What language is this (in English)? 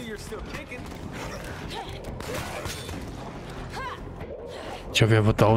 German